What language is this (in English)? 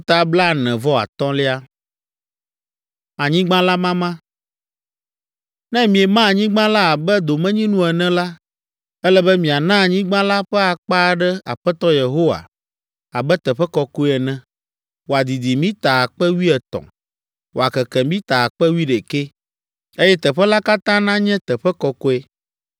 Ewe